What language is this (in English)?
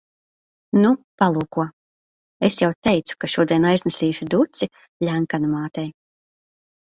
Latvian